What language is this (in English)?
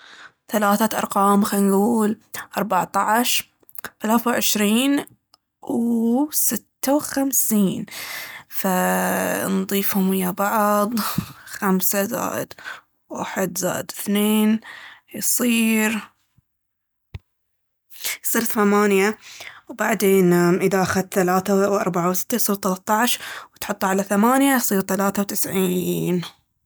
Baharna Arabic